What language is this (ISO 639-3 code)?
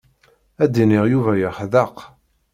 kab